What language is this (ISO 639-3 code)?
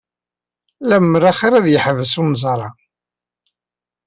kab